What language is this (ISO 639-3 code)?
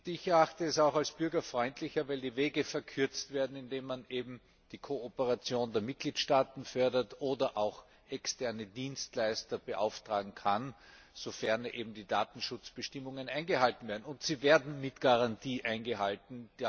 deu